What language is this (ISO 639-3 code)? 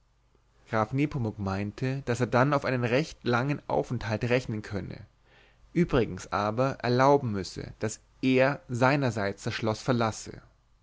deu